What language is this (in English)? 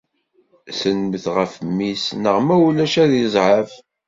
Kabyle